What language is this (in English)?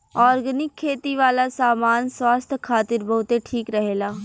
Bhojpuri